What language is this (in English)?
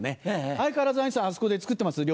Japanese